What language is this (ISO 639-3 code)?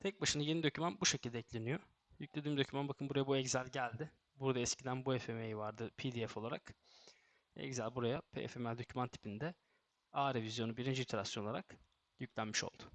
tur